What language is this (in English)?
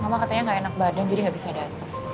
Indonesian